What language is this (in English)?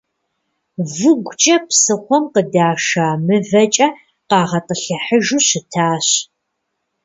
Kabardian